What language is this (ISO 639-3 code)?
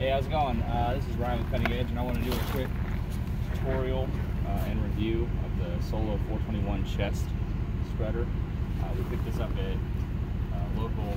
eng